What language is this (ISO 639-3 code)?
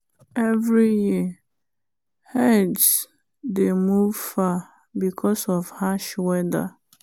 pcm